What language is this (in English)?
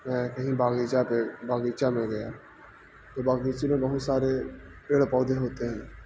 Urdu